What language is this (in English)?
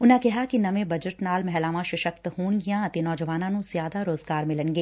Punjabi